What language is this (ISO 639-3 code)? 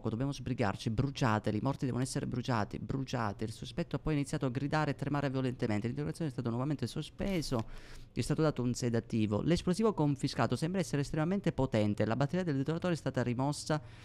ita